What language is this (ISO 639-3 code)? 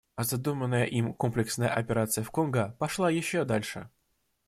rus